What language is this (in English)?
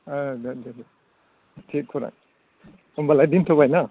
Bodo